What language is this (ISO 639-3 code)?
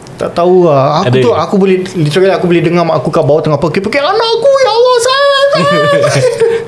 msa